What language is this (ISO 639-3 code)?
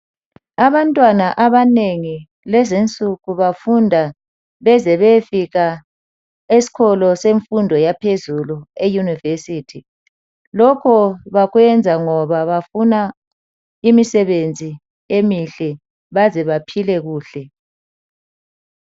nde